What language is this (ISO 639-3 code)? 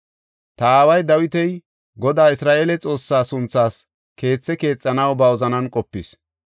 gof